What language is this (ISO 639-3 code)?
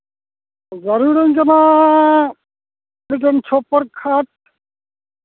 sat